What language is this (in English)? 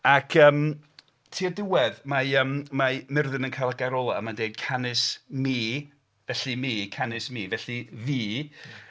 Welsh